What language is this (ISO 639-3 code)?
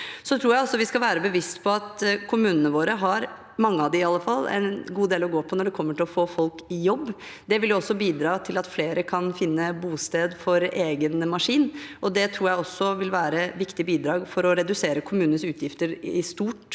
nor